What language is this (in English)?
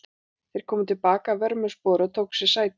Icelandic